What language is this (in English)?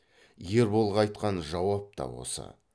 Kazakh